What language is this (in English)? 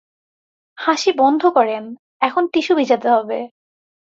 Bangla